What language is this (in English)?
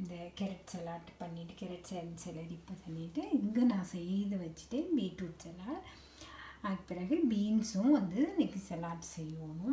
Romanian